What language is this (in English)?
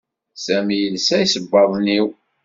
Kabyle